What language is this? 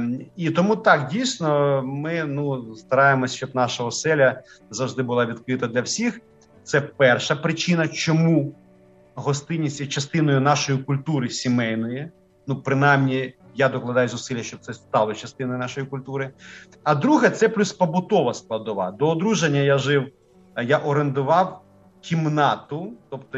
Ukrainian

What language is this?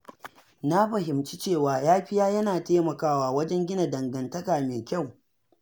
Hausa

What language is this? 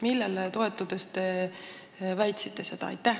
Estonian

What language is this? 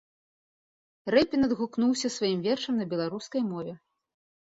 Belarusian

